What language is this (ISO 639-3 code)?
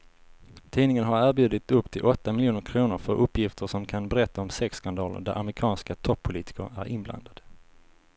swe